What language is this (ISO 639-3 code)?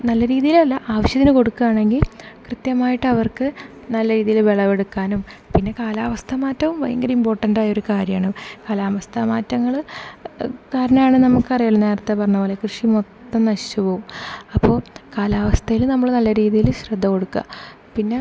mal